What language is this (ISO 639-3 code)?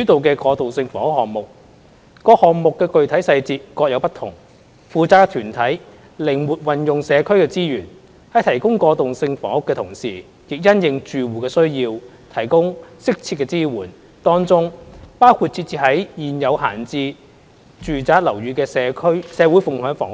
yue